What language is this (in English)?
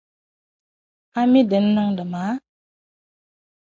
Dagbani